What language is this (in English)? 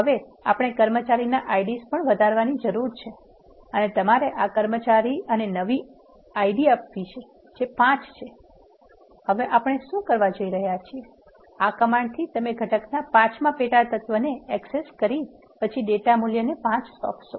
Gujarati